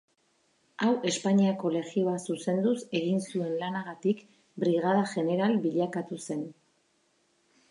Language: Basque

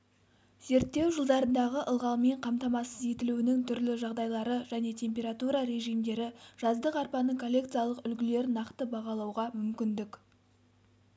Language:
Kazakh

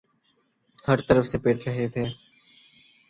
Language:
Urdu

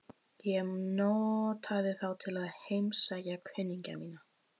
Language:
Icelandic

